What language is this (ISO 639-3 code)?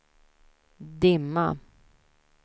swe